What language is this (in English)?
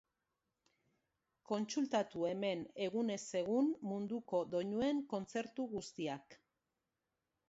Basque